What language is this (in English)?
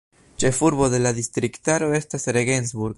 Esperanto